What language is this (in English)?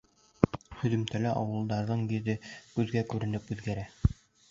Bashkir